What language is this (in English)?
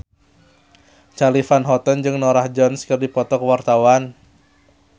Sundanese